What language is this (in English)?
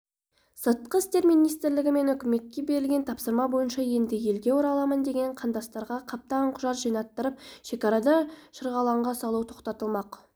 Kazakh